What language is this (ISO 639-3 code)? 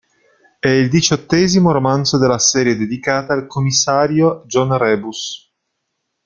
ita